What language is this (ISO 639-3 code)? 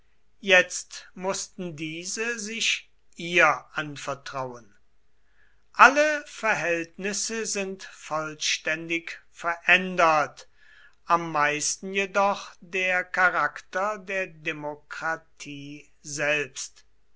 deu